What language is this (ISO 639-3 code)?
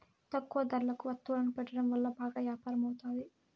tel